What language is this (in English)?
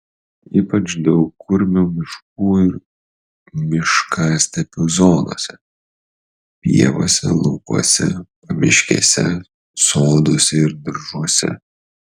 Lithuanian